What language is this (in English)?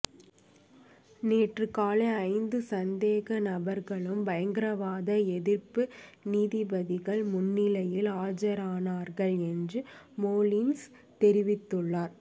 Tamil